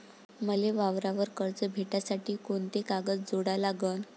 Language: Marathi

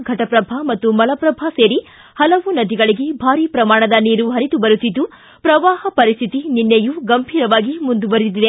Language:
Kannada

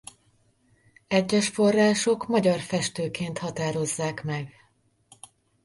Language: Hungarian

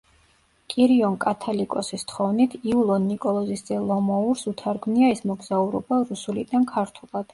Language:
Georgian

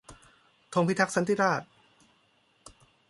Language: Thai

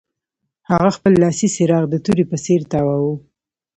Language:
Pashto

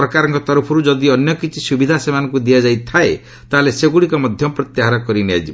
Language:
Odia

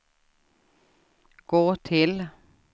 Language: Swedish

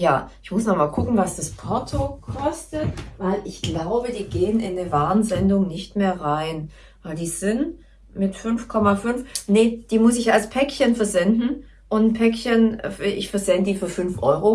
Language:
German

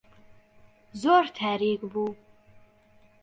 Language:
Central Kurdish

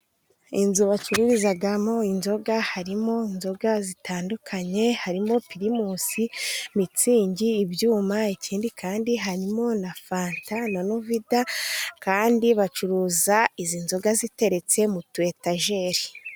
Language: Kinyarwanda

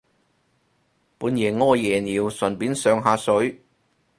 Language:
Cantonese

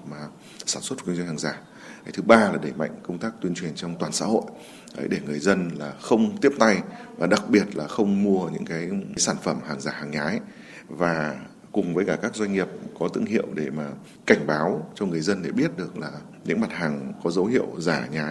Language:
Vietnamese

